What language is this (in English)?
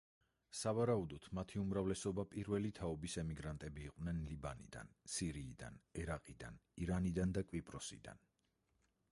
Georgian